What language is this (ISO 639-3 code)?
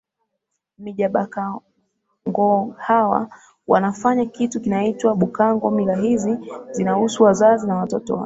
swa